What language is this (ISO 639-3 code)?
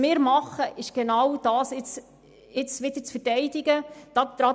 gsw